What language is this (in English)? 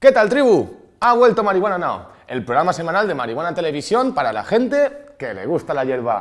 Spanish